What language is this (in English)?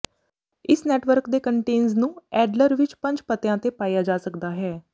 Punjabi